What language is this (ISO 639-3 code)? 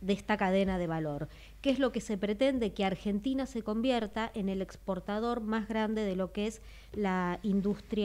spa